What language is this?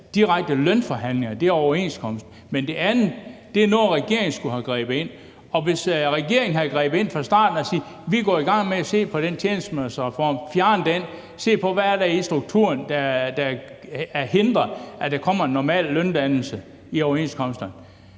Danish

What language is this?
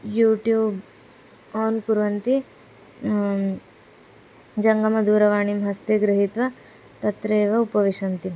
Sanskrit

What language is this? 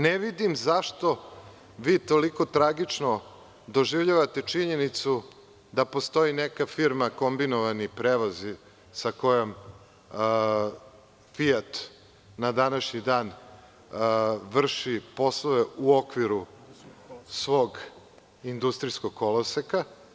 Serbian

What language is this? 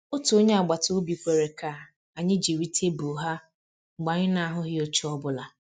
Igbo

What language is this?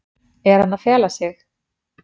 Icelandic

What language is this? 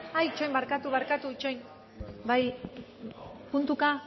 Basque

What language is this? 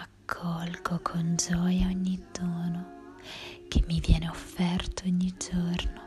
Italian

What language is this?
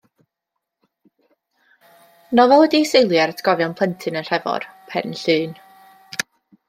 Welsh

